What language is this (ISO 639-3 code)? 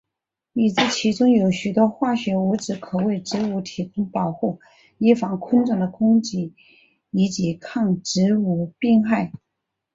zho